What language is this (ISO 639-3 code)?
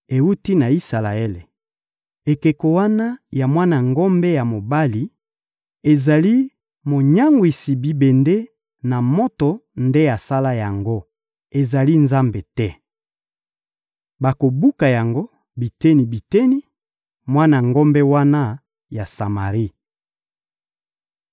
lin